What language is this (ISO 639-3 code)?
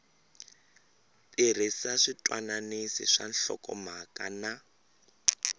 tso